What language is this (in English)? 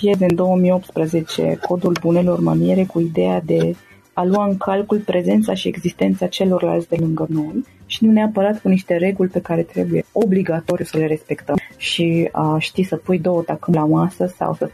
Romanian